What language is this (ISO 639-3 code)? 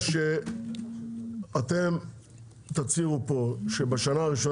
heb